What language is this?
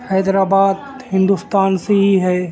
Urdu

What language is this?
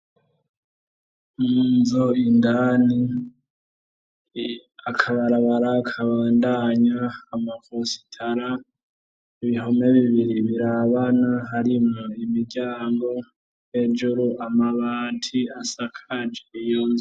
Rundi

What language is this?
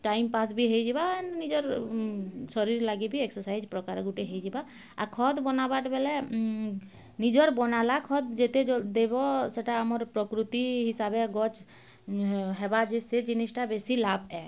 Odia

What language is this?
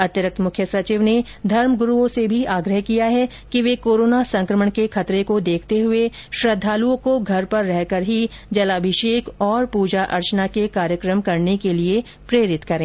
Hindi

